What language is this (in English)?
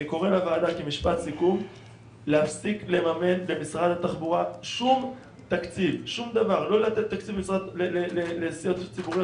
Hebrew